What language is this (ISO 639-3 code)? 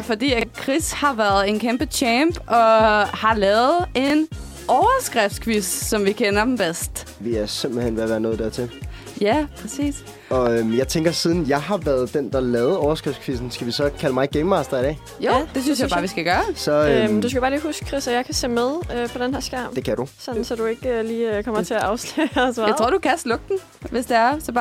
dan